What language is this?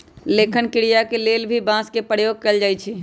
Magahi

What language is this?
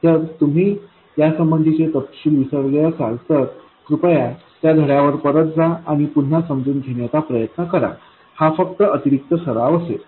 Marathi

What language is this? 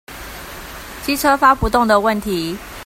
Chinese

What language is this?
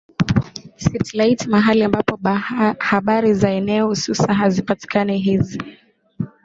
Swahili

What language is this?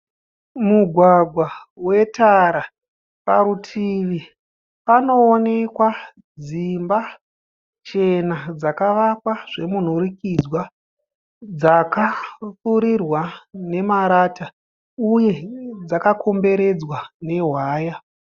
Shona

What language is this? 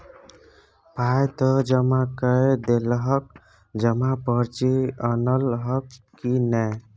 Maithili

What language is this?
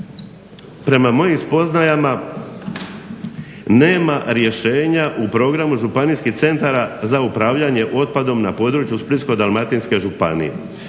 Croatian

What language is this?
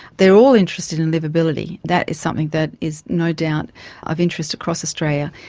English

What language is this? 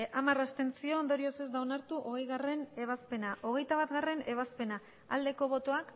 Basque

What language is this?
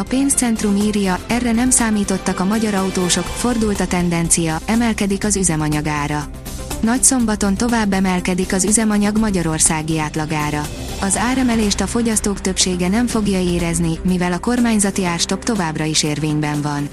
Hungarian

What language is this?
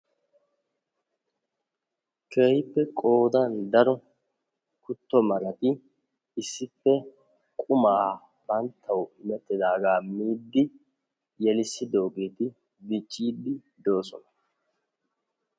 Wolaytta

